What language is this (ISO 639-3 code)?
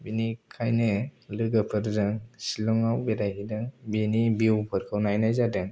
brx